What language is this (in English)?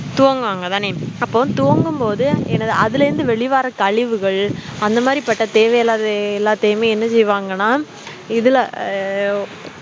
Tamil